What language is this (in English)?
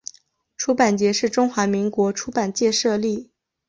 Chinese